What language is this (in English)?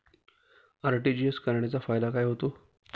Marathi